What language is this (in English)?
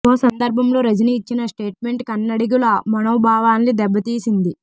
Telugu